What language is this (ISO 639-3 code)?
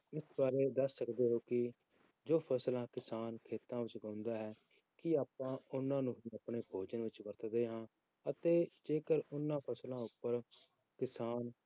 pan